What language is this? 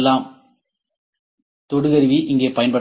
Tamil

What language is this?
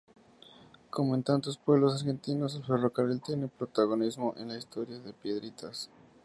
Spanish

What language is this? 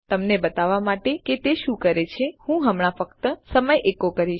Gujarati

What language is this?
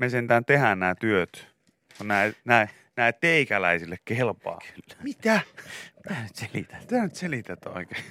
Finnish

